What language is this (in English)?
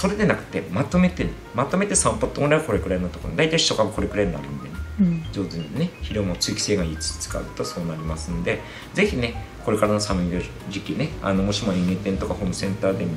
Japanese